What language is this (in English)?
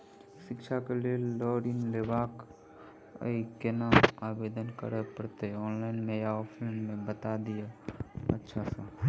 Maithili